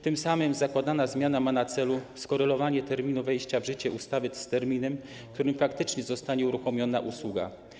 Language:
Polish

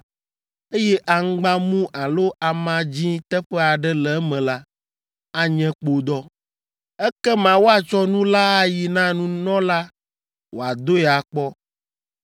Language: Ewe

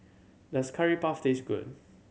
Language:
English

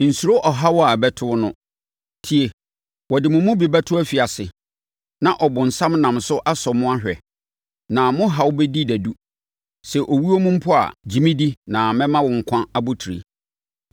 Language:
Akan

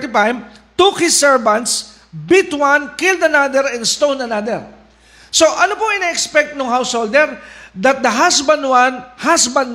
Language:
Filipino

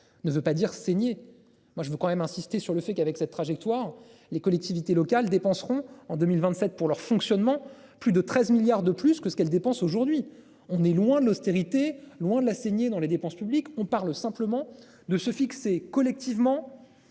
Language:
French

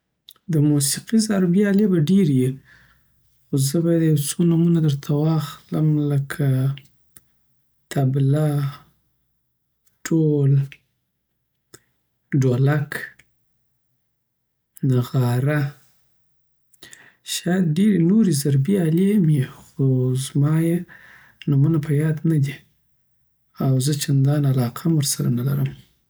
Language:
Southern Pashto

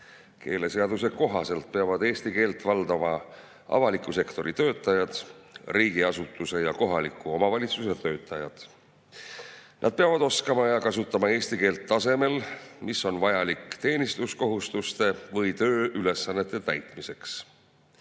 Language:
Estonian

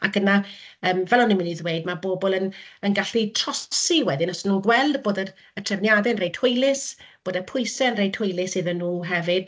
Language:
Welsh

